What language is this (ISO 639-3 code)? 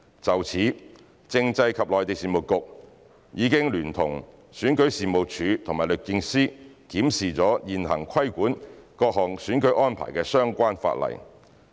yue